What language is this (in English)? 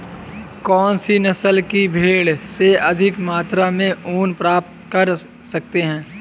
Hindi